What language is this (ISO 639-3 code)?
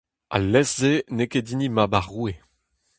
bre